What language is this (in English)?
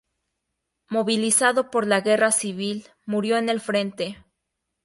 Spanish